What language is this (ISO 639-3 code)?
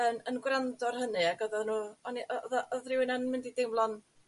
cym